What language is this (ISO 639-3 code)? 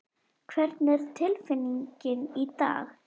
isl